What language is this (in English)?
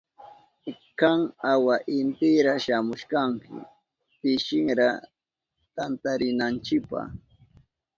Southern Pastaza Quechua